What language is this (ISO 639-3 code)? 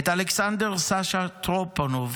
heb